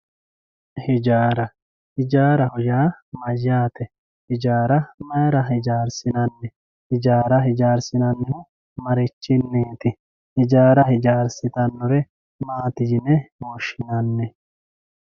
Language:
Sidamo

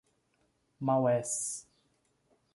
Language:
Portuguese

